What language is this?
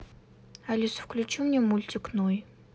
Russian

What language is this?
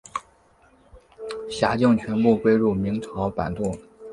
Chinese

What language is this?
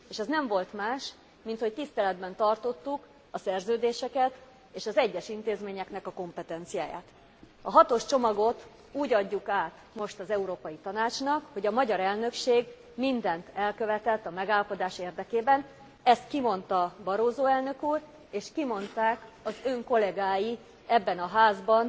Hungarian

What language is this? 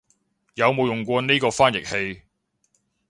Cantonese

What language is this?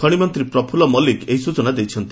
Odia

